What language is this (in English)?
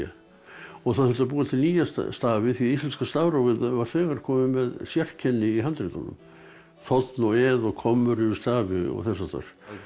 Icelandic